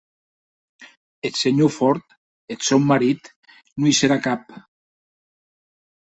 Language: Occitan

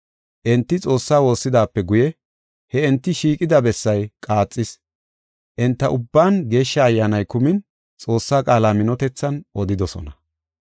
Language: Gofa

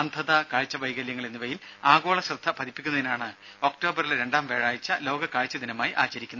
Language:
Malayalam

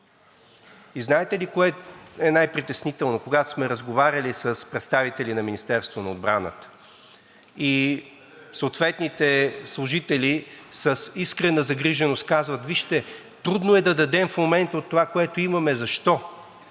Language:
Bulgarian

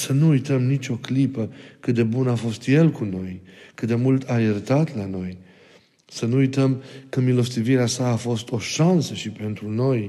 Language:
Romanian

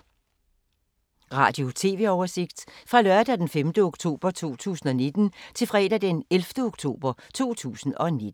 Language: Danish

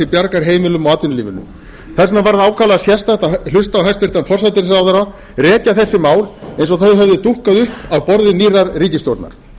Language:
Icelandic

